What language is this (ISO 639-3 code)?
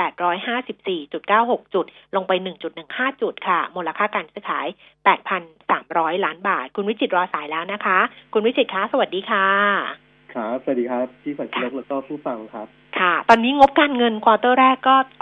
tha